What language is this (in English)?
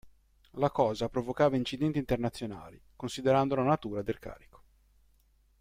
Italian